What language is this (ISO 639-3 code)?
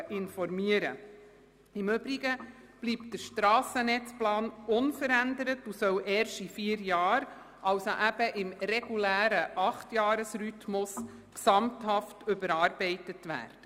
gsw